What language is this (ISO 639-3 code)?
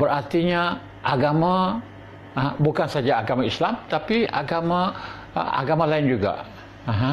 msa